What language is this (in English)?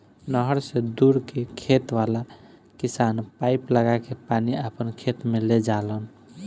Bhojpuri